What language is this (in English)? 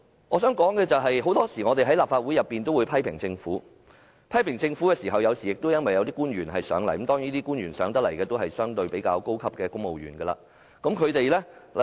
Cantonese